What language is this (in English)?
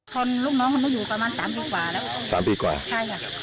Thai